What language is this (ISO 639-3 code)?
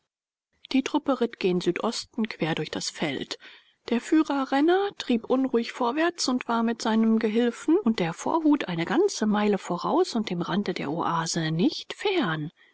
deu